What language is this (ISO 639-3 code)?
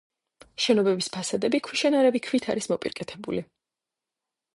kat